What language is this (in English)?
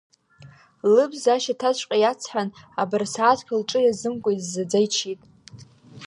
Abkhazian